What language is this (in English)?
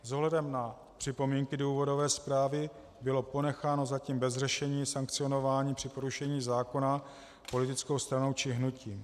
Czech